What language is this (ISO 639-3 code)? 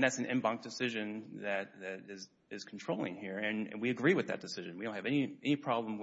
eng